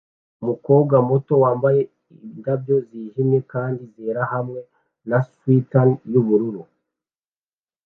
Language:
Kinyarwanda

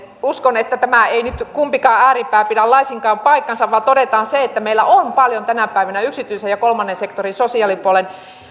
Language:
Finnish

